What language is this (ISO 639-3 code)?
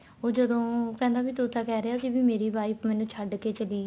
pan